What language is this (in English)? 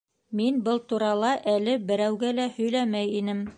Bashkir